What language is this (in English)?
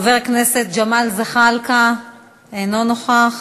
Hebrew